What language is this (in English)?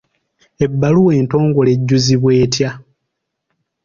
Ganda